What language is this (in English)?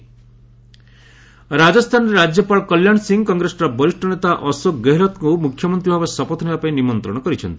Odia